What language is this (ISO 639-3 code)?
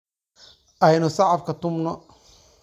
som